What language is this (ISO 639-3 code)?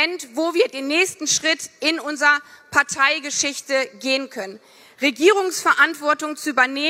deu